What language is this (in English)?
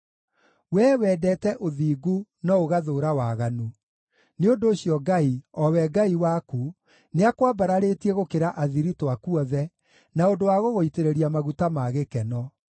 Kikuyu